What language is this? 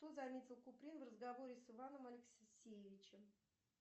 Russian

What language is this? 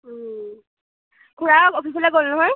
Assamese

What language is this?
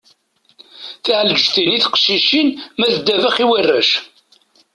Kabyle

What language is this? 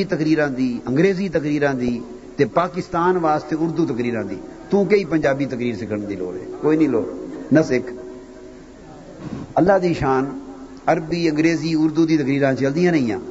Urdu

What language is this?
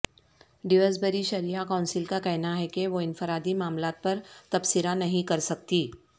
Urdu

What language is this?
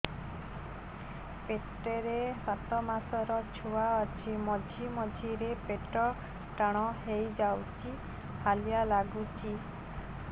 Odia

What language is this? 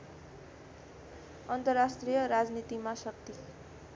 Nepali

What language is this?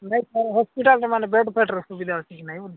Odia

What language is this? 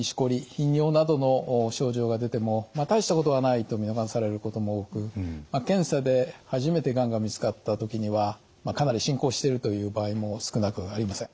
Japanese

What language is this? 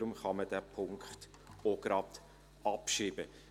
Swiss German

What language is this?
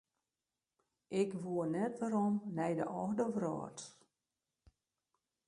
Western Frisian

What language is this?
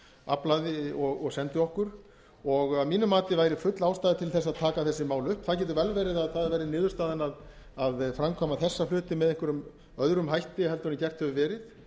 Icelandic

